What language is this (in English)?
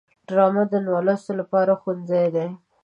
Pashto